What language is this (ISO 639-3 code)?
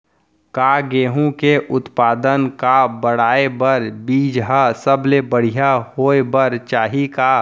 hne